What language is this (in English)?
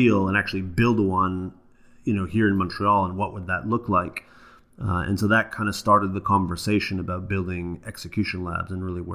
English